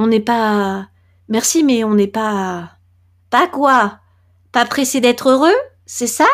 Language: French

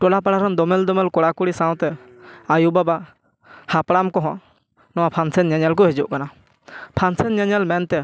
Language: Santali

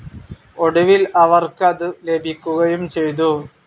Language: Malayalam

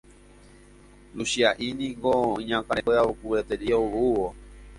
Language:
Guarani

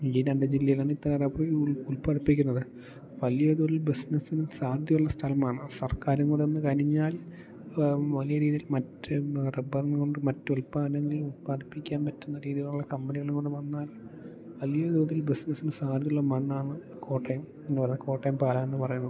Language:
Malayalam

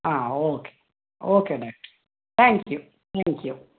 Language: Kannada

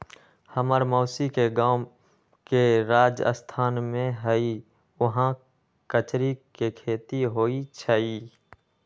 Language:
Magahi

